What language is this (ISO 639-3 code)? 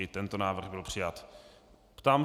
ces